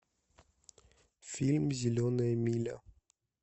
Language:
Russian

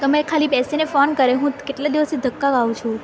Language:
Gujarati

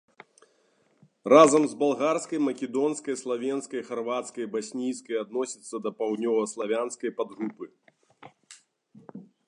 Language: Belarusian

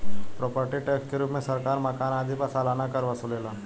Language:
Bhojpuri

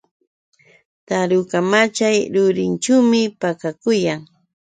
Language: Yauyos Quechua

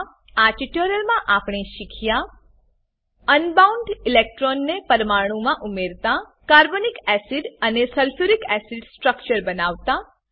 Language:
Gujarati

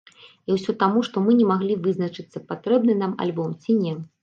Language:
Belarusian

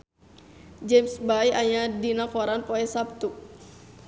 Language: Sundanese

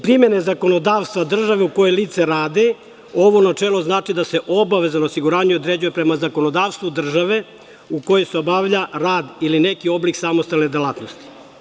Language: Serbian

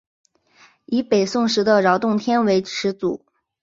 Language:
Chinese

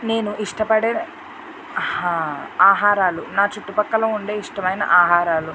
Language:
Telugu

